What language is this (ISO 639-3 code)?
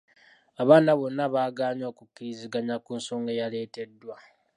lug